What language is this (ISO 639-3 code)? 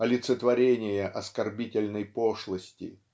rus